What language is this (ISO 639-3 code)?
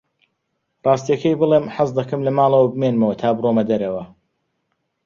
ckb